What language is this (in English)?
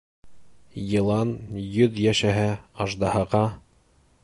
Bashkir